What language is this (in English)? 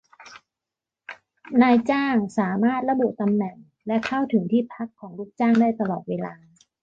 Thai